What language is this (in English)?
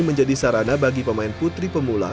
Indonesian